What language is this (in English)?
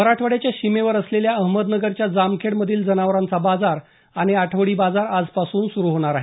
Marathi